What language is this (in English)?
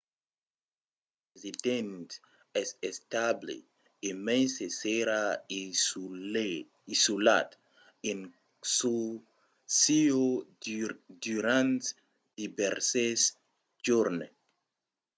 Occitan